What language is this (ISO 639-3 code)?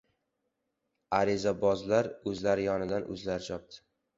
uzb